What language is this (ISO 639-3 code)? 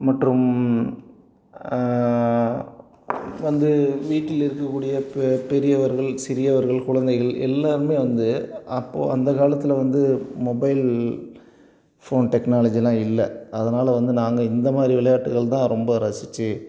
tam